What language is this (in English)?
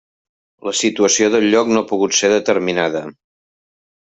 Catalan